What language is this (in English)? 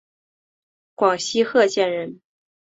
Chinese